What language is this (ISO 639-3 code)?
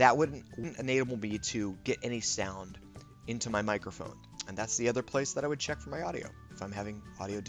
eng